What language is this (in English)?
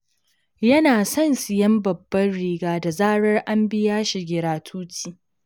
Hausa